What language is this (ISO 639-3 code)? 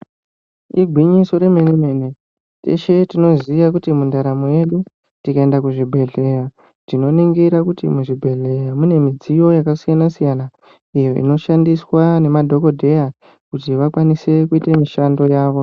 ndc